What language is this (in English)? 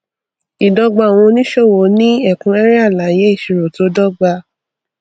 Yoruba